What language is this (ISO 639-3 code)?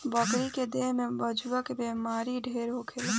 bho